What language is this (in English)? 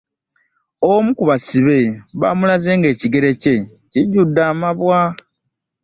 Ganda